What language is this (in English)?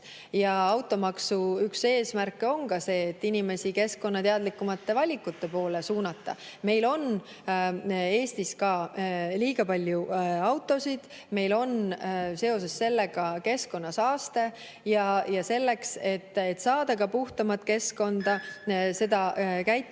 Estonian